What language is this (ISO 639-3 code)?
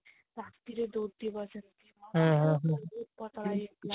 ori